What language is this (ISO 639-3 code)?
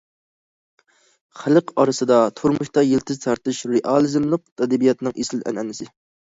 uig